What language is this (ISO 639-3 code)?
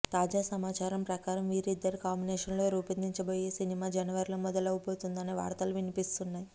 tel